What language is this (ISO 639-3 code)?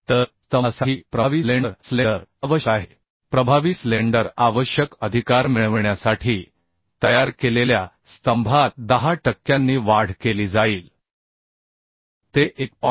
mar